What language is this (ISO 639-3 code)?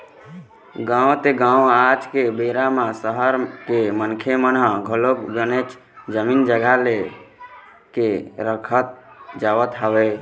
hne